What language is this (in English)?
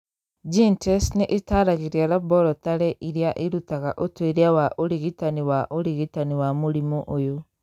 Kikuyu